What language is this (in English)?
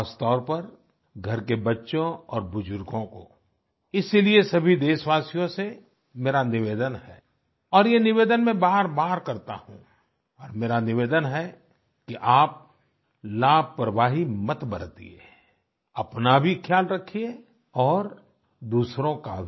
Hindi